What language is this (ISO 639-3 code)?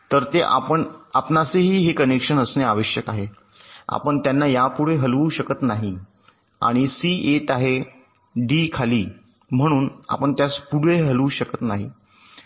mar